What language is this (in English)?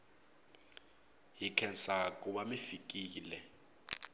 Tsonga